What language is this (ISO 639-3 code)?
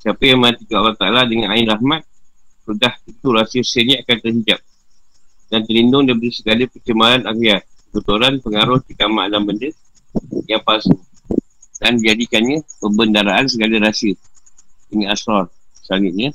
msa